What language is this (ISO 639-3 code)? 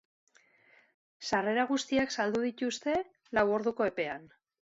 eus